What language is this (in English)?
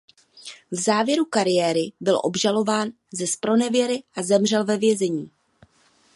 Czech